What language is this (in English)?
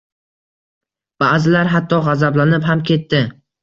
Uzbek